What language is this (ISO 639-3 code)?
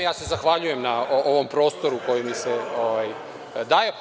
srp